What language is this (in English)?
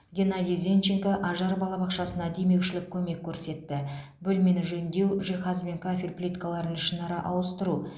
Kazakh